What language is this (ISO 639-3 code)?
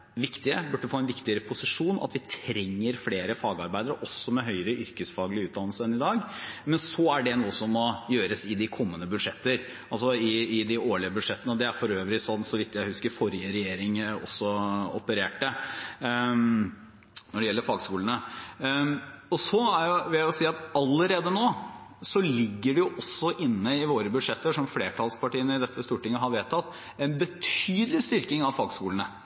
nob